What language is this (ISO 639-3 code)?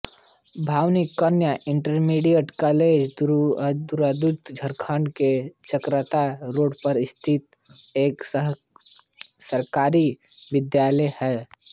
hin